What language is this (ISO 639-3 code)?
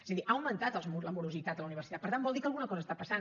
cat